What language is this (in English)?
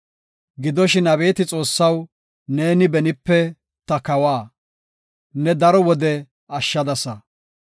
Gofa